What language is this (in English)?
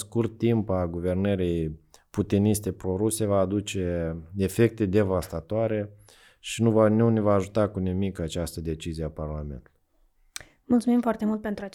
Romanian